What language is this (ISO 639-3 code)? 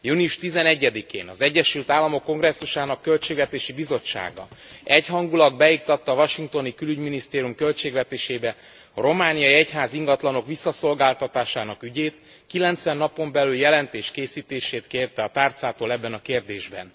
hun